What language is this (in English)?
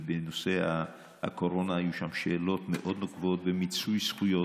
Hebrew